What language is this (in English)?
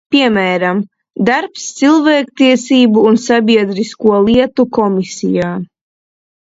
Latvian